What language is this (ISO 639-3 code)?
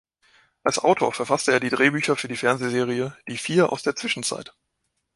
deu